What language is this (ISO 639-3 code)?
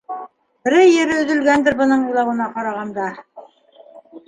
bak